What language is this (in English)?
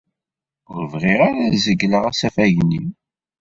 Kabyle